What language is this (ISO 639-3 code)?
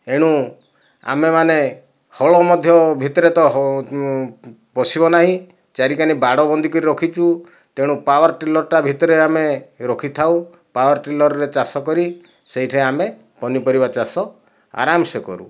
ori